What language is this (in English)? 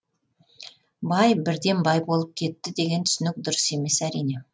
Kazakh